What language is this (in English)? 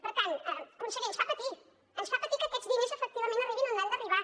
Catalan